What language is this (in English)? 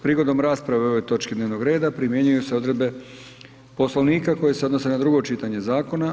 Croatian